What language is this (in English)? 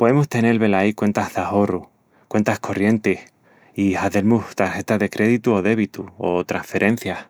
Extremaduran